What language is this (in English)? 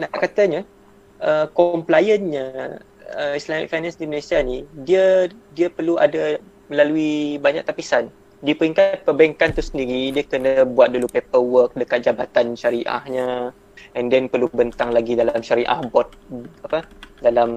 Malay